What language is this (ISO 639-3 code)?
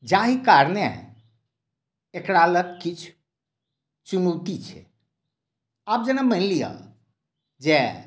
mai